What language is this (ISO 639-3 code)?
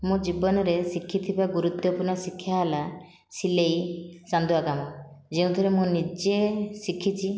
ori